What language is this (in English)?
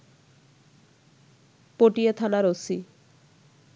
Bangla